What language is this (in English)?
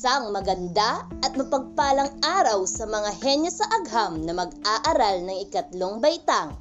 Filipino